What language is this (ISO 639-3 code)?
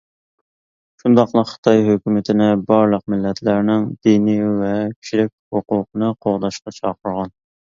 uig